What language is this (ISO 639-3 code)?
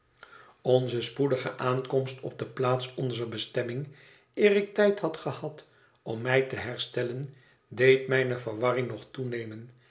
nld